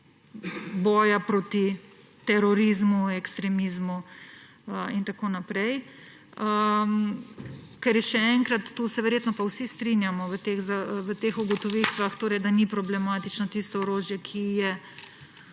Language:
Slovenian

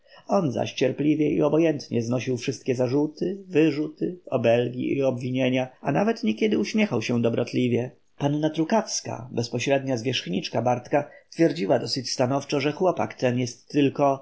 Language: Polish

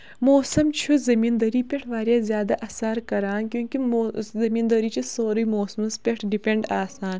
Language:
Kashmiri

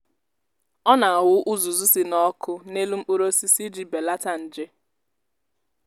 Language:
Igbo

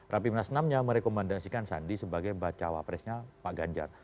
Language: Indonesian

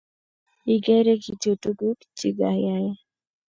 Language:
Kalenjin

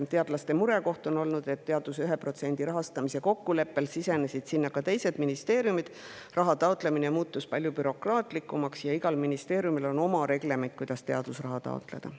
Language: Estonian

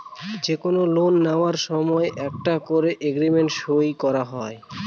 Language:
Bangla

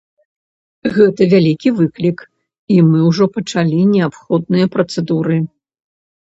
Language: Belarusian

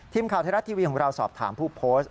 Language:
Thai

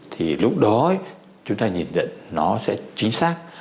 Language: Vietnamese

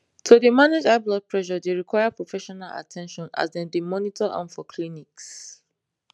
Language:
Nigerian Pidgin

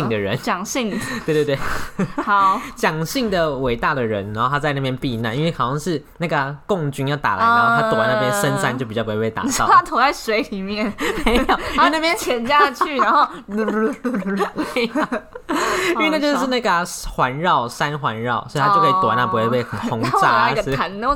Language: Chinese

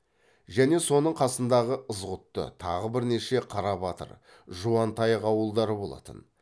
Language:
Kazakh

